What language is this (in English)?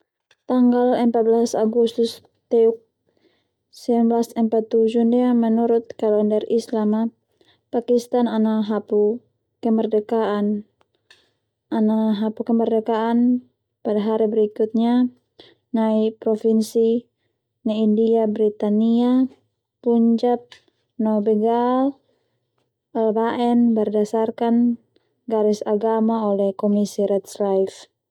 Termanu